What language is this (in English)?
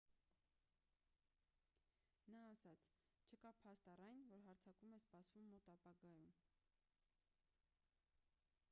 Armenian